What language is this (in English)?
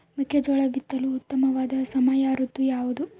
Kannada